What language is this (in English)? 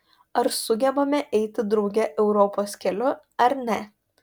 Lithuanian